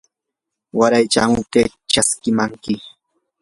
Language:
Yanahuanca Pasco Quechua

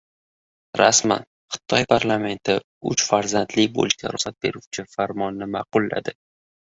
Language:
Uzbek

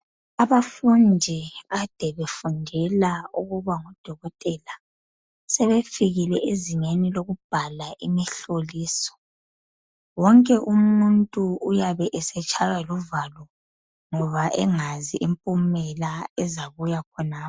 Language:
North Ndebele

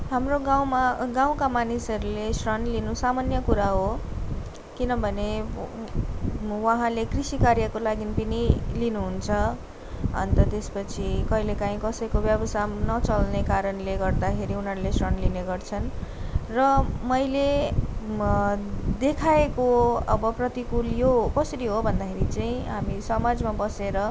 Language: Nepali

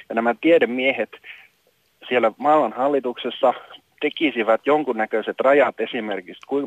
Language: Finnish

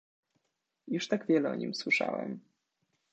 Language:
Polish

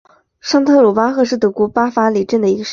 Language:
Chinese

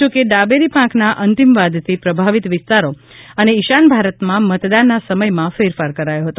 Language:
Gujarati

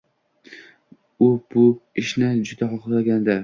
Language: Uzbek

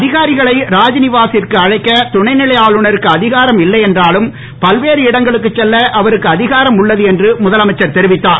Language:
Tamil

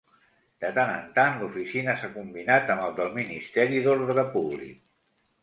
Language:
Catalan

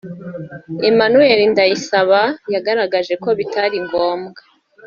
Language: Kinyarwanda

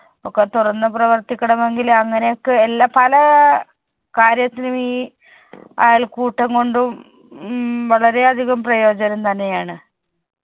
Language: Malayalam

